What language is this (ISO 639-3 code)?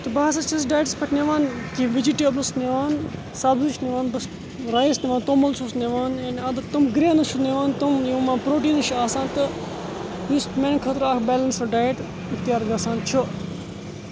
kas